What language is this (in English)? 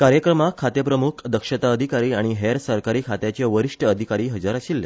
Konkani